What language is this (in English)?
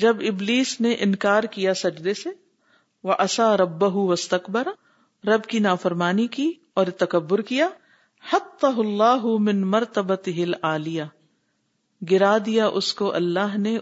Urdu